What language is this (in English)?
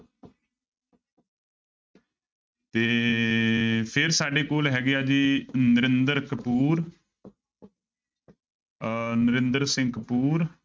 Punjabi